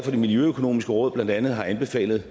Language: Danish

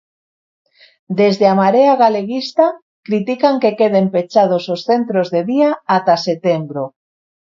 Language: Galician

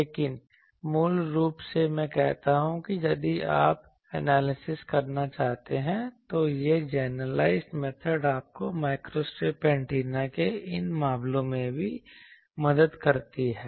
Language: Hindi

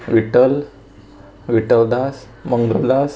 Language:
Konkani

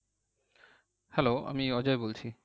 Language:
Bangla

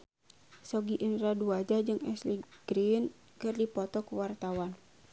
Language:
Sundanese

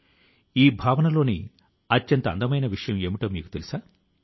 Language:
Telugu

